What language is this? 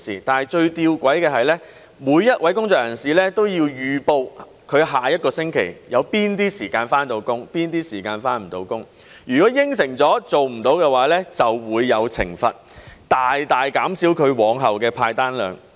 Cantonese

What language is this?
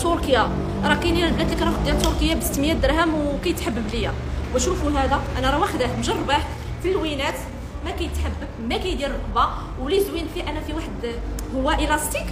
Arabic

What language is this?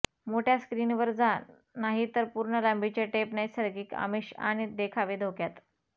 Marathi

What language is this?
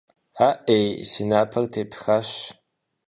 Kabardian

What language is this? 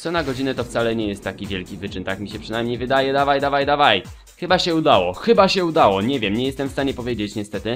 Polish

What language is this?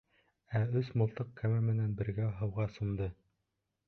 Bashkir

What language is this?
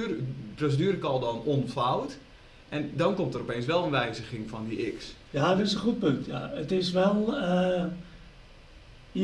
Dutch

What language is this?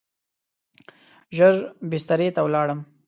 Pashto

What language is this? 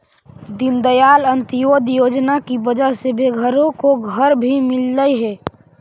Magahi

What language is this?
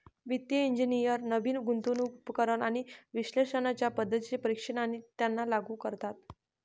Marathi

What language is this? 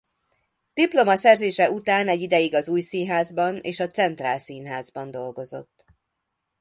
Hungarian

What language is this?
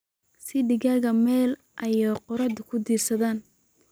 Somali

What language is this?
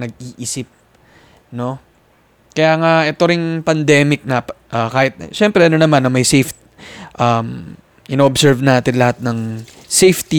Filipino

